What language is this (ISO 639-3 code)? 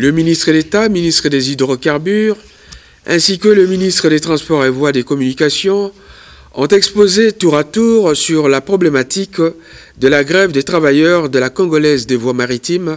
fra